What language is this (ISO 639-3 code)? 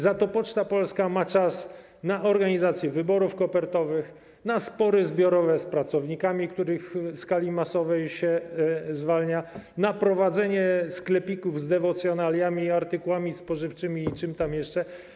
pol